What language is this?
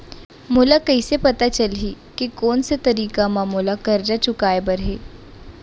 Chhattisgarhi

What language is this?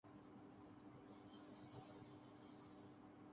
Urdu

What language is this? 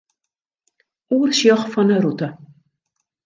Western Frisian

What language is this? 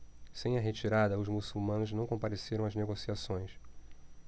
Portuguese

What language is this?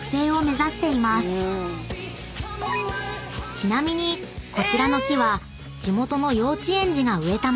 Japanese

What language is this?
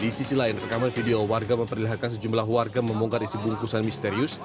Indonesian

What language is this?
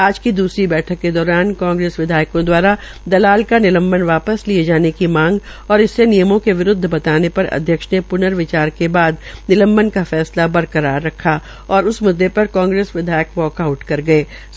Hindi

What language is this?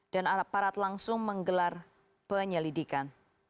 Indonesian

